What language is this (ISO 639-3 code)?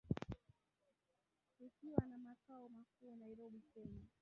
swa